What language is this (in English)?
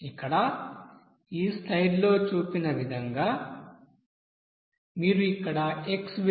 Telugu